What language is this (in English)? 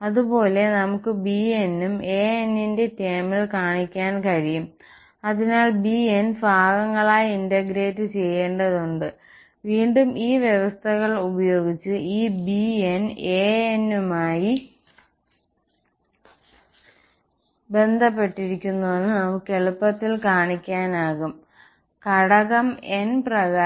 Malayalam